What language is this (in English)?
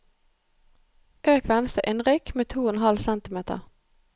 Norwegian